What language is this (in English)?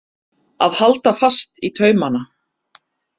Icelandic